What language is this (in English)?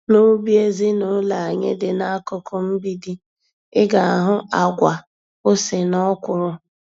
Igbo